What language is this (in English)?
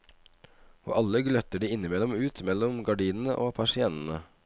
Norwegian